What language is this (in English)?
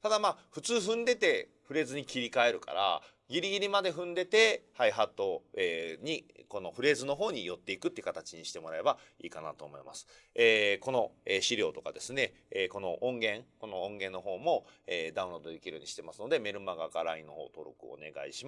Japanese